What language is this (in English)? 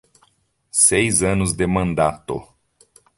Portuguese